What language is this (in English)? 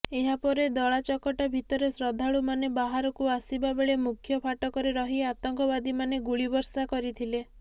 Odia